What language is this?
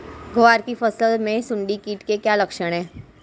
Hindi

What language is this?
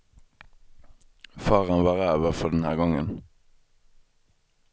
Swedish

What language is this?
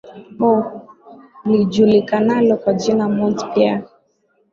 Swahili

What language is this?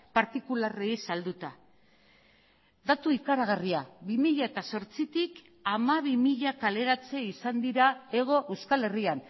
Basque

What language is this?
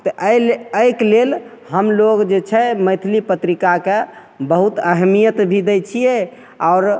Maithili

